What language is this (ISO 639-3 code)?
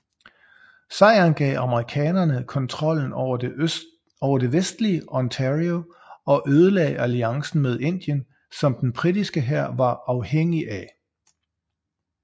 dan